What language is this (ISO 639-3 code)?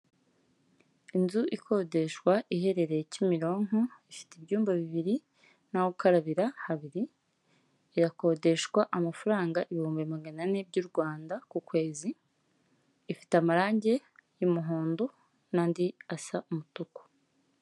kin